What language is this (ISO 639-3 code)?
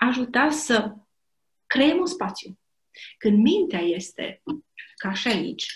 ron